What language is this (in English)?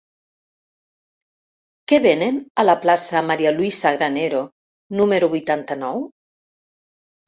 Catalan